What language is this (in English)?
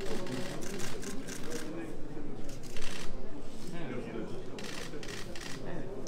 Turkish